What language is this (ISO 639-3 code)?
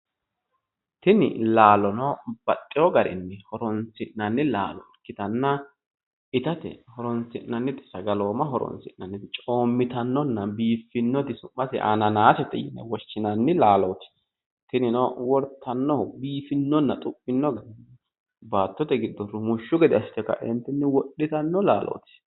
sid